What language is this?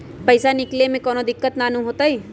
Magahi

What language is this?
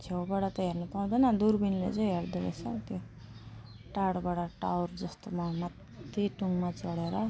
Nepali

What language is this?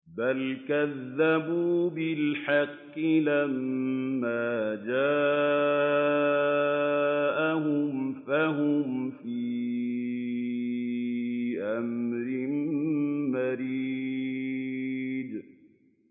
Arabic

